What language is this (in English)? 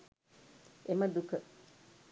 Sinhala